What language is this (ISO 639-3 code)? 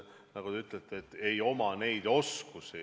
est